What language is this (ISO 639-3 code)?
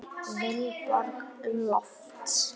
isl